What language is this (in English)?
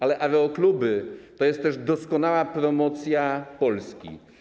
Polish